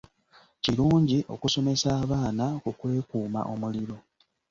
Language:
Ganda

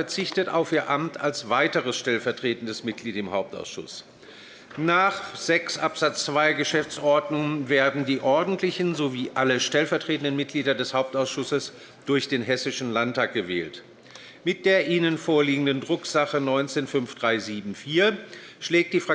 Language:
German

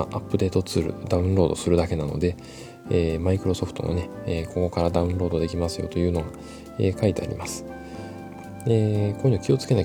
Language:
Japanese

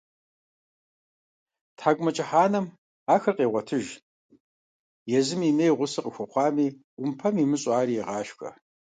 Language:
Kabardian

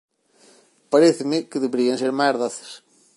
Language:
Galician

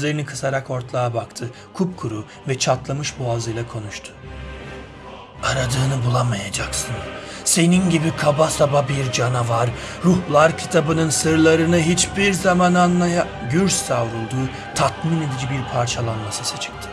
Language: Turkish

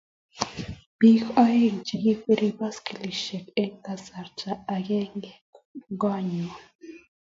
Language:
Kalenjin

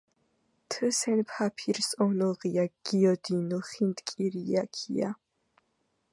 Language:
Georgian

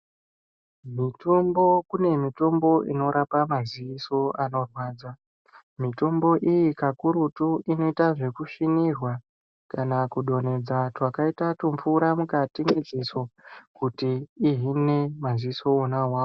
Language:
Ndau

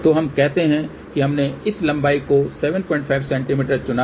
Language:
Hindi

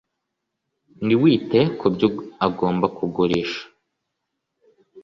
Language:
Kinyarwanda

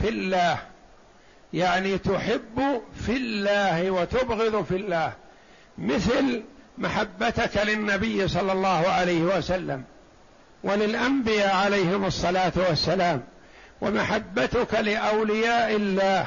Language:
Arabic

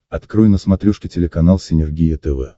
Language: Russian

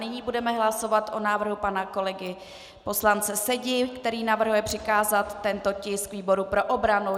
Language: Czech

